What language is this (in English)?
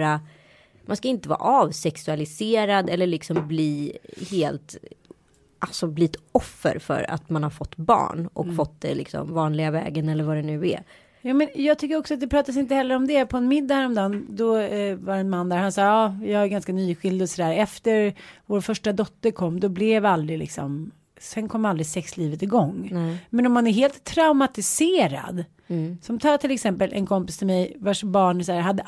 Swedish